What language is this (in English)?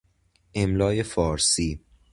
Persian